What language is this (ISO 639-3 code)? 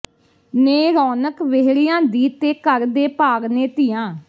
pan